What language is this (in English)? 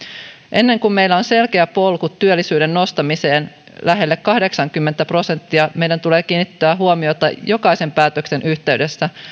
Finnish